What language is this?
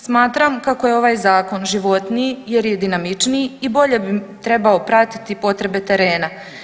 Croatian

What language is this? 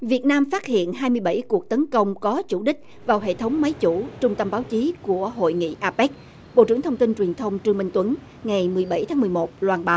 Vietnamese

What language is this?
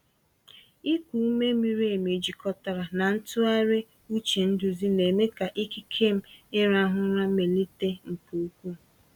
Igbo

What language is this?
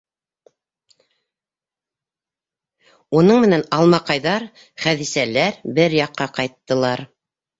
Bashkir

